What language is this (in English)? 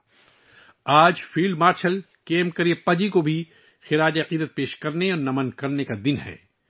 Urdu